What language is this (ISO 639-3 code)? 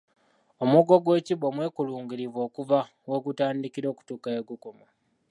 lug